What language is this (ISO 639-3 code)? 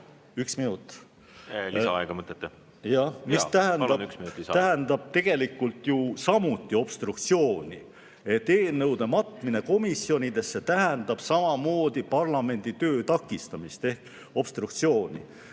est